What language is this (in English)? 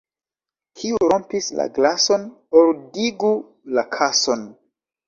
Esperanto